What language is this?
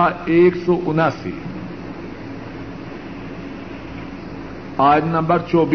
Urdu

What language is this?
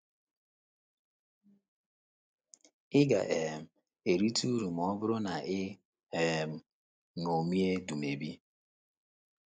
Igbo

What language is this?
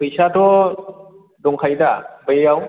Bodo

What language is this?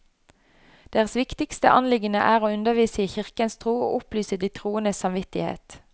Norwegian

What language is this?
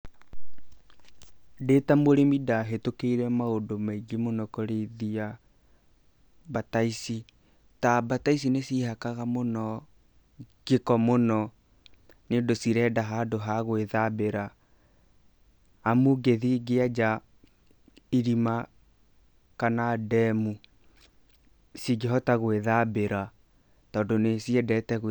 Kikuyu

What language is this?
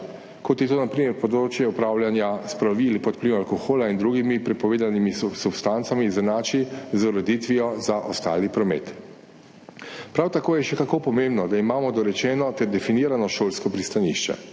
Slovenian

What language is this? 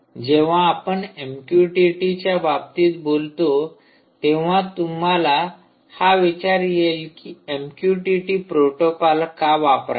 Marathi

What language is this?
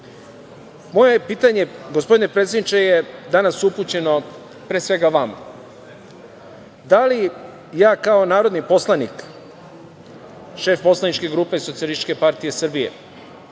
Serbian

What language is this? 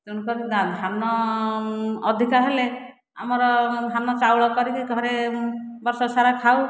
Odia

